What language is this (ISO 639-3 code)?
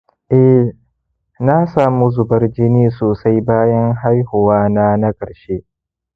hau